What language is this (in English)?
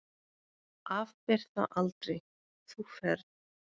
Icelandic